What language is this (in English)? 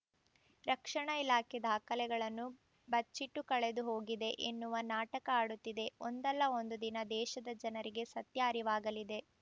Kannada